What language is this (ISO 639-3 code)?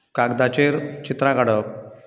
kok